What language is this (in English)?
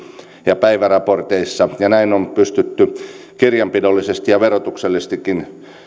Finnish